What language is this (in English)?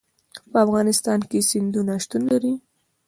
Pashto